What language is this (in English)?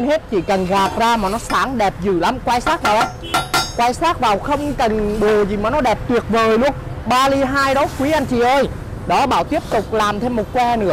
Vietnamese